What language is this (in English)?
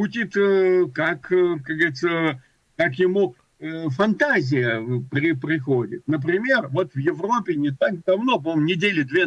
Russian